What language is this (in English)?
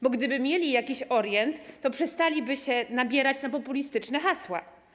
Polish